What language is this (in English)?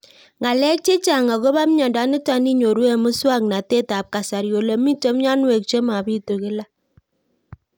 Kalenjin